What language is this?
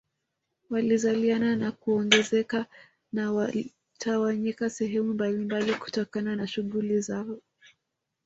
Swahili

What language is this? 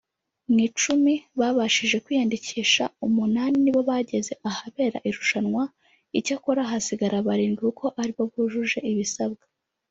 Kinyarwanda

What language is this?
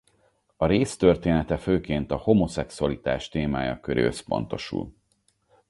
Hungarian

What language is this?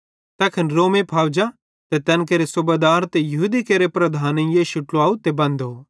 Bhadrawahi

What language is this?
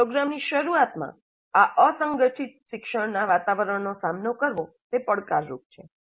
Gujarati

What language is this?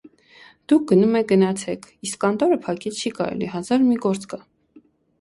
Armenian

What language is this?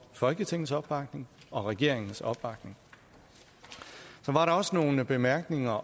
Danish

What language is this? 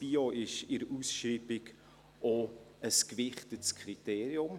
Swiss German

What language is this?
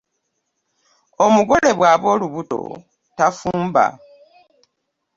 Ganda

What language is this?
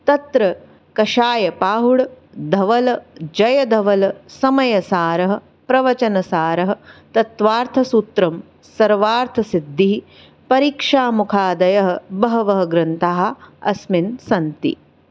Sanskrit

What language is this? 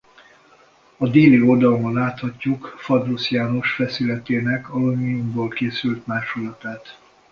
Hungarian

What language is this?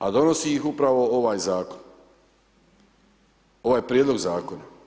Croatian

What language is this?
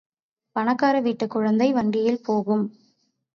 Tamil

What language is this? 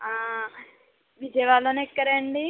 Telugu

